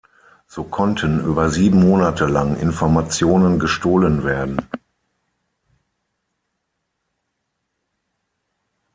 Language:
German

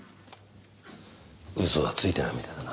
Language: Japanese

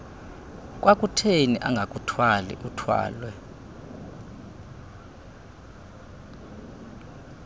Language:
Xhosa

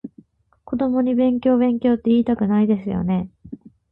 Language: Japanese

